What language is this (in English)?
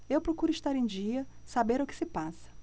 Portuguese